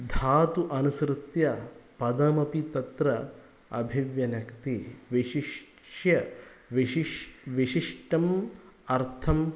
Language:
Sanskrit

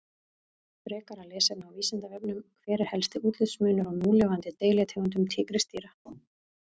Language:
Icelandic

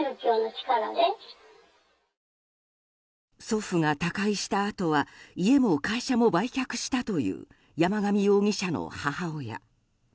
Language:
Japanese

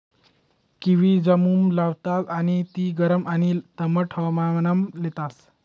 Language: Marathi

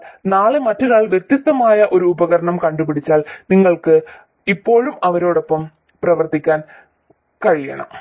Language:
Malayalam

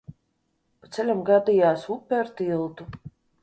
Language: Latvian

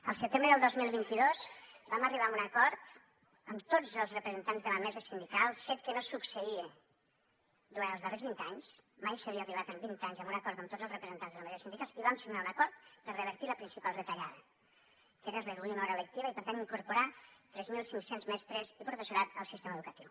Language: Catalan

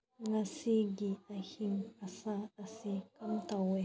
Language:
Manipuri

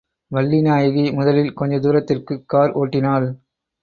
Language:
Tamil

